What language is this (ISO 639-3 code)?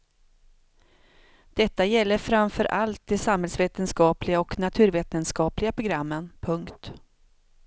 swe